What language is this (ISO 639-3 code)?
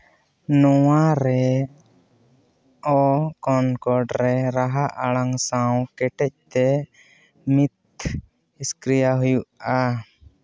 sat